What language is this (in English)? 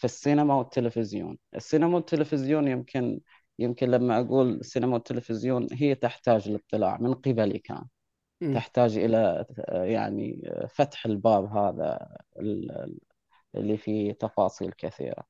Arabic